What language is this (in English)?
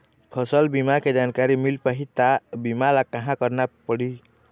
Chhattisgarhi